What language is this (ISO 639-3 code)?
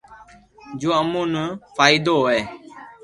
lrk